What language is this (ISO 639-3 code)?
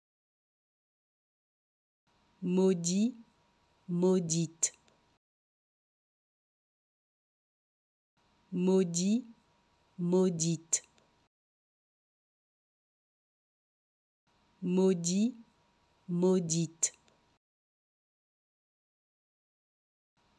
fra